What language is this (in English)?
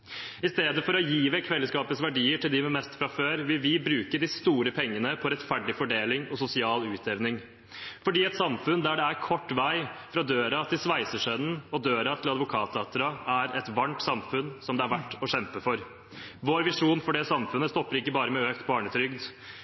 Norwegian Bokmål